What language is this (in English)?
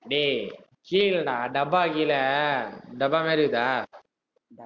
Tamil